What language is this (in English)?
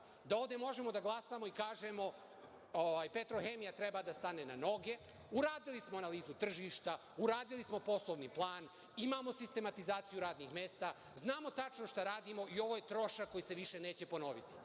Serbian